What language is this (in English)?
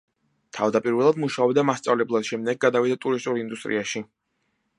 Georgian